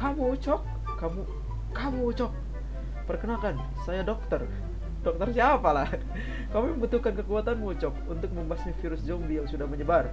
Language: Indonesian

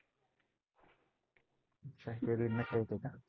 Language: Marathi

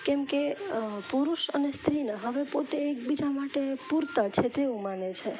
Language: Gujarati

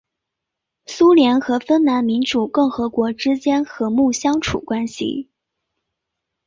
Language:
Chinese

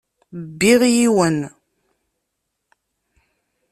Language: Kabyle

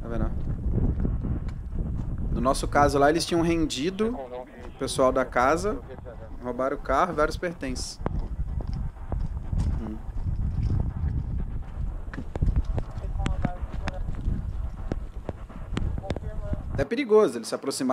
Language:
Portuguese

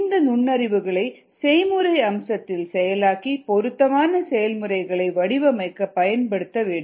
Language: Tamil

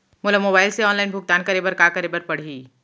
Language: Chhattisgarhi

